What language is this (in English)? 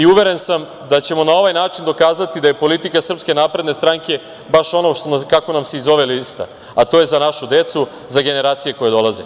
Serbian